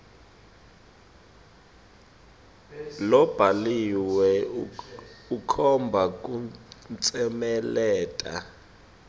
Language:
Swati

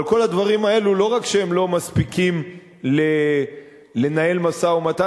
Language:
Hebrew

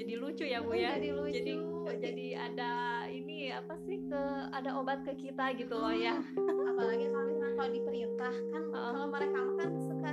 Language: Indonesian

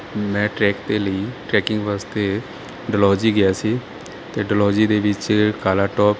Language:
Punjabi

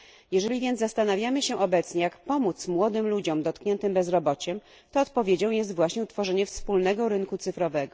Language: Polish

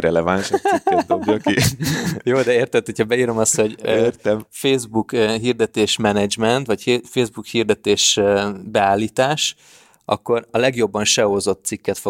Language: Hungarian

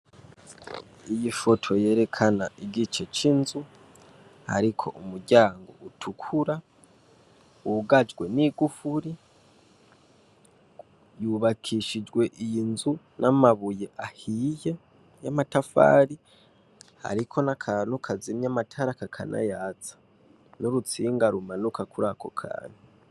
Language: Rundi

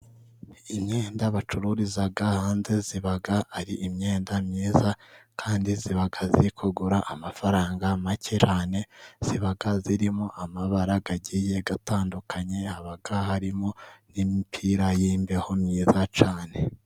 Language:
Kinyarwanda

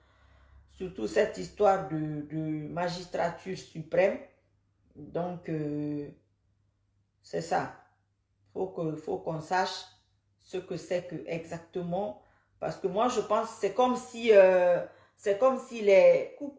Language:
French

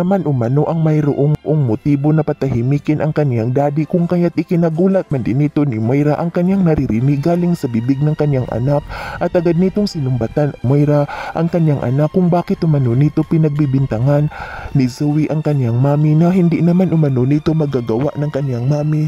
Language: Filipino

